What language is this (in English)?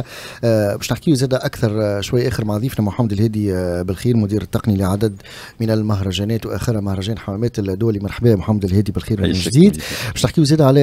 Arabic